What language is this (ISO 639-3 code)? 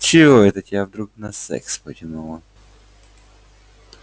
rus